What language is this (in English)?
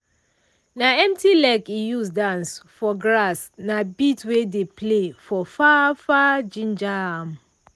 Nigerian Pidgin